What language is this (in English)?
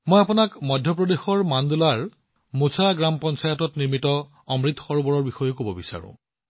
Assamese